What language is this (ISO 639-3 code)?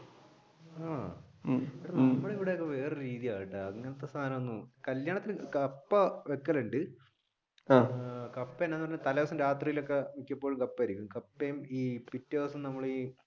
mal